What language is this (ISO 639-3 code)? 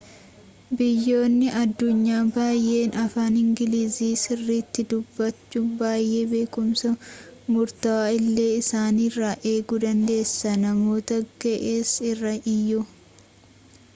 orm